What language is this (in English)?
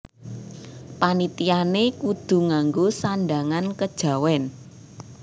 Javanese